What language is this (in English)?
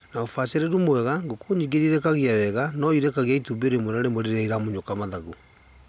Kikuyu